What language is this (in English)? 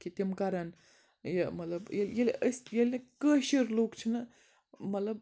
Kashmiri